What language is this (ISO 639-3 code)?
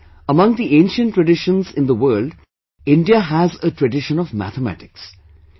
eng